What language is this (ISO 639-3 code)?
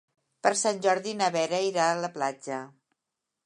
cat